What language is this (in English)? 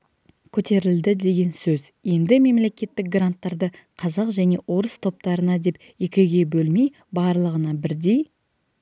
Kazakh